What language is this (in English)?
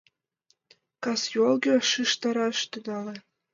Mari